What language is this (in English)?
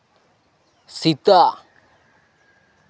Santali